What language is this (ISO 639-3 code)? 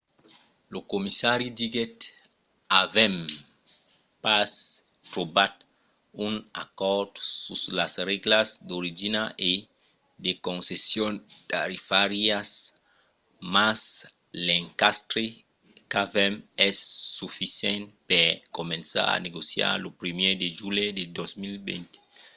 oci